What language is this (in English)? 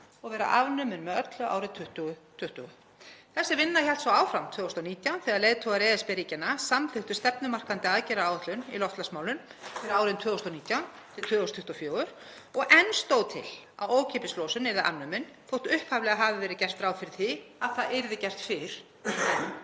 Icelandic